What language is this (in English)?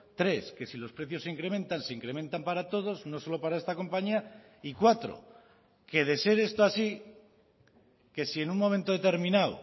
Spanish